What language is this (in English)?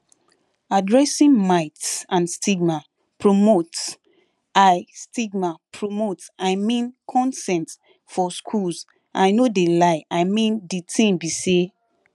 Nigerian Pidgin